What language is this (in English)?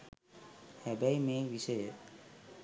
Sinhala